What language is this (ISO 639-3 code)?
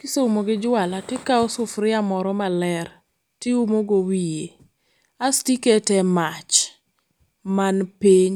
luo